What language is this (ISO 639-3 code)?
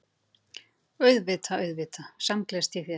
isl